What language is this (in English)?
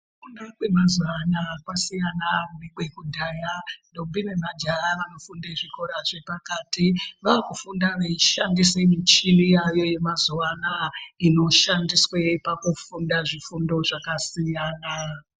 Ndau